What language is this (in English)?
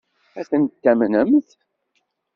Kabyle